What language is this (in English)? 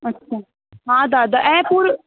Sindhi